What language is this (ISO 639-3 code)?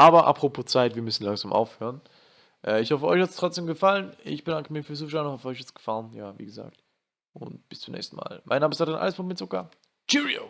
deu